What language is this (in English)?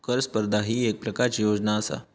Marathi